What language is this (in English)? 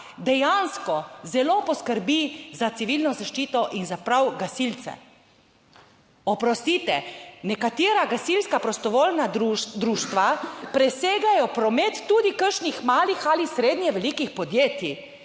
Slovenian